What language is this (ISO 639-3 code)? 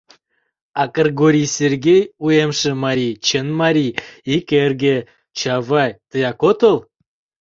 chm